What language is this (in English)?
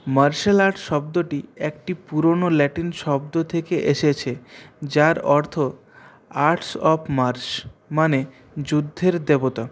Bangla